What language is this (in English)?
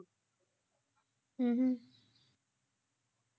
Punjabi